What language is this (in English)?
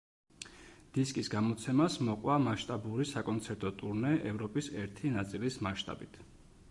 Georgian